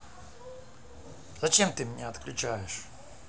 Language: Russian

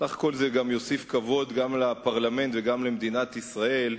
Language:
Hebrew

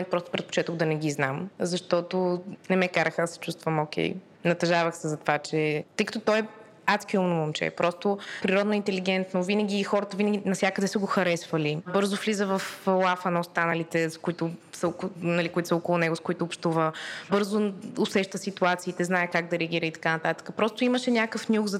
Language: Bulgarian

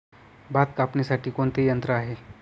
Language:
Marathi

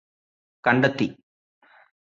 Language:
Malayalam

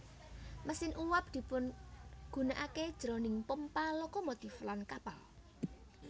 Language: Javanese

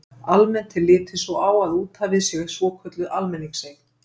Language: Icelandic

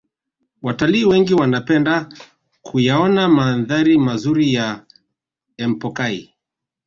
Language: Swahili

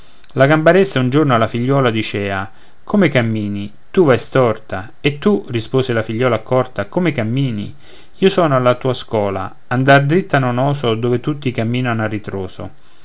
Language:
Italian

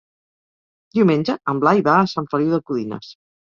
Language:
Catalan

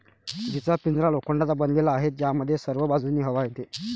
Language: Marathi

